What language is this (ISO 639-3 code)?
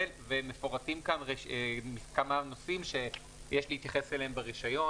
heb